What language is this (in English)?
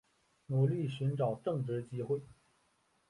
Chinese